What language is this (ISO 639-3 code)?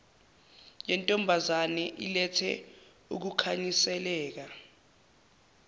zul